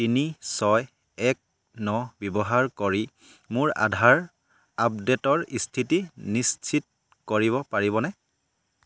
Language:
Assamese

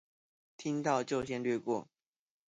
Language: Chinese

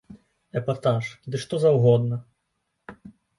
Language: Belarusian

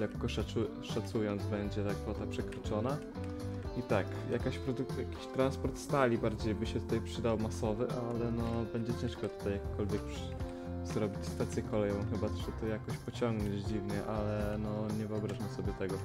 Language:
Polish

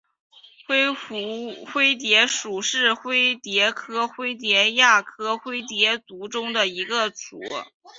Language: Chinese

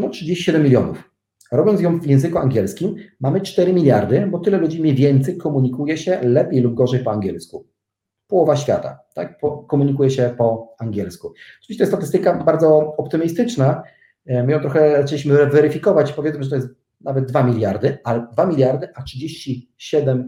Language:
Polish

